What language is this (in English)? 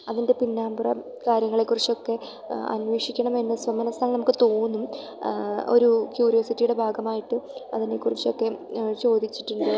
Malayalam